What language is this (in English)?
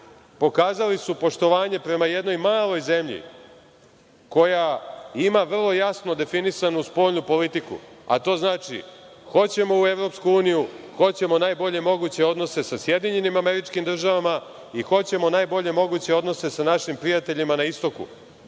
Serbian